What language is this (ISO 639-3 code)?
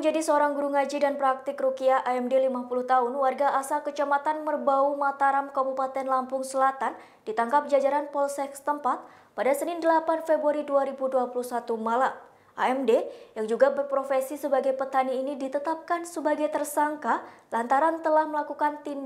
ind